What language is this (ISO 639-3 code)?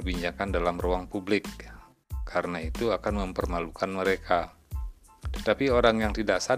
ind